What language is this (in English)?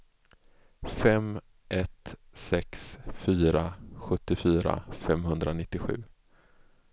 Swedish